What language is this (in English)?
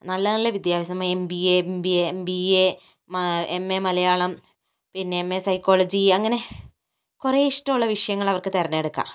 Malayalam